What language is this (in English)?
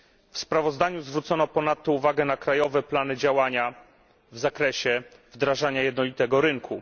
Polish